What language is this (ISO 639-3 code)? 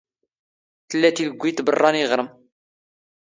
zgh